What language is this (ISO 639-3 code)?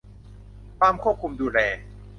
tha